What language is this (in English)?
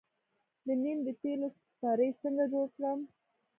Pashto